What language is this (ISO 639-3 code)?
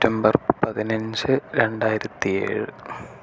mal